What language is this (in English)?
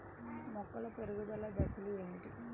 Telugu